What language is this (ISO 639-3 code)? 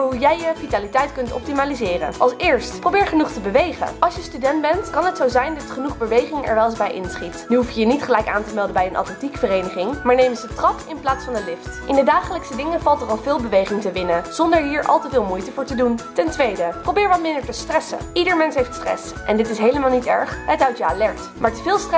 nld